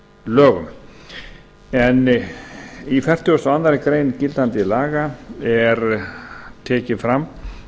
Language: Icelandic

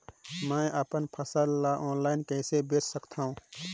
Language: Chhattisgarhi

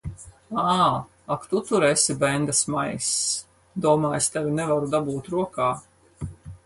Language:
Latvian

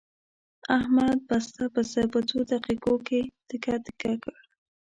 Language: Pashto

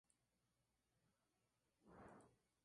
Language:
Spanish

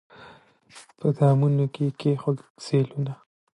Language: Pashto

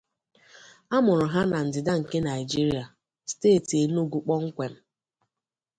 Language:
Igbo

